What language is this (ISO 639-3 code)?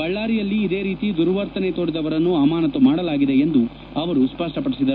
kan